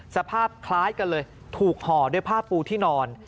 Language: Thai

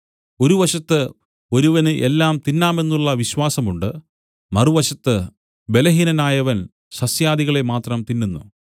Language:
Malayalam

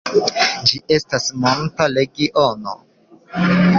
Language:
Esperanto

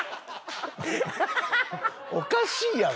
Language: Japanese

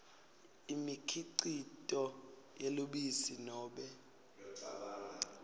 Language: Swati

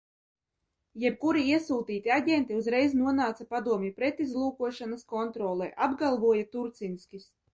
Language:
Latvian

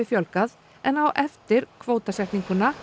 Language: Icelandic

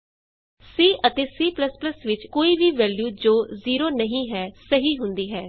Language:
Punjabi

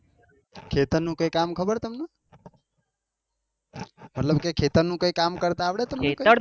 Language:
Gujarati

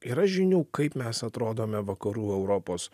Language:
Lithuanian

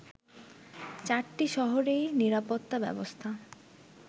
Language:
Bangla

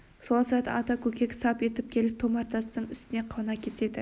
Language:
Kazakh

